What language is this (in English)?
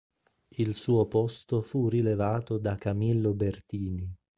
Italian